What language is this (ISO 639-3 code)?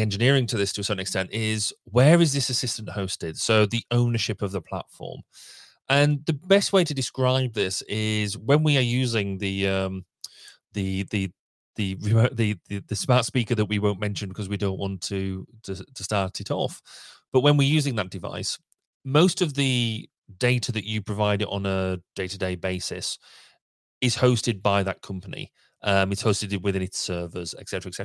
eng